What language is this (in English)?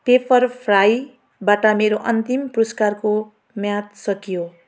Nepali